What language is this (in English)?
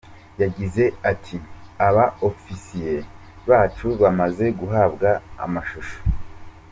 Kinyarwanda